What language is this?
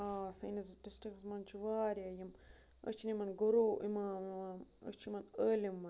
Kashmiri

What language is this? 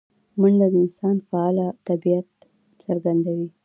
Pashto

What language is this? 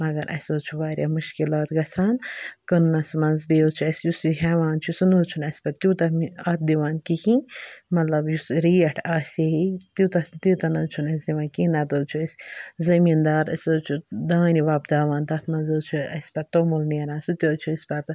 Kashmiri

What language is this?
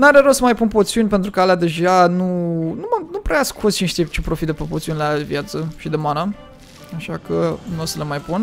Romanian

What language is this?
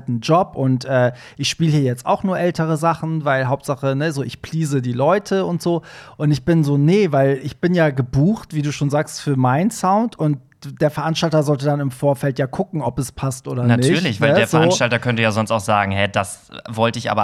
German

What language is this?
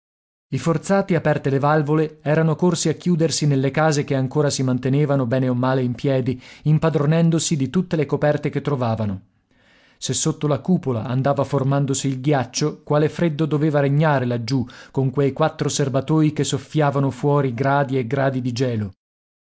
Italian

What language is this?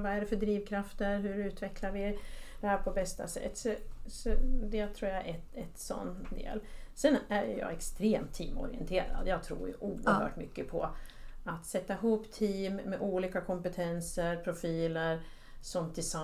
Swedish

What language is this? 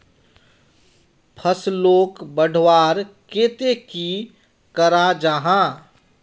Magahi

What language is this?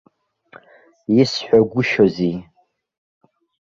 Abkhazian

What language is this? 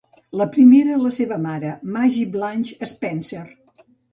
Catalan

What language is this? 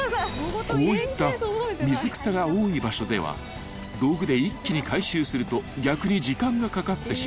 Japanese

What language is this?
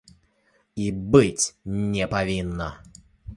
Belarusian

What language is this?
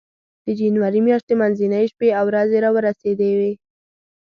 Pashto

